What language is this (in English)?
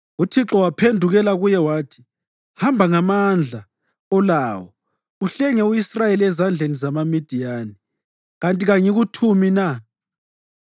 North Ndebele